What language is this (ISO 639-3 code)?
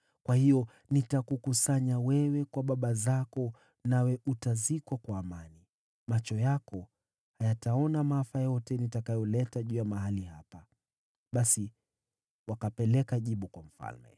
swa